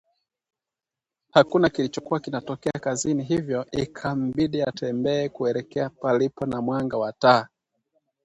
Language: Swahili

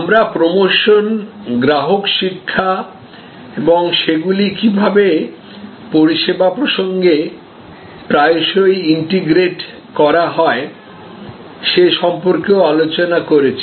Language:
Bangla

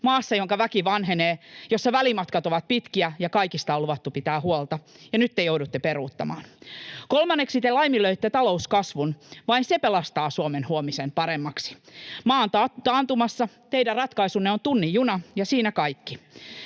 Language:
Finnish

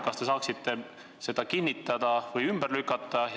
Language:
Estonian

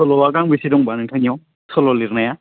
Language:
Bodo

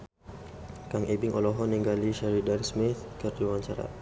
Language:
Sundanese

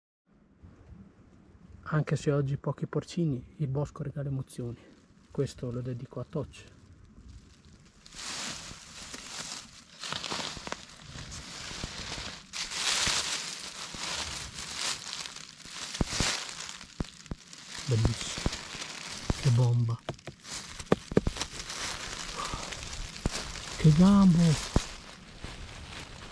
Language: Italian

